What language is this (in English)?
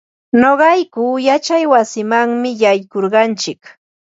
Ambo-Pasco Quechua